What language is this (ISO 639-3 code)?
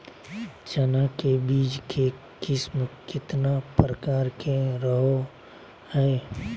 mag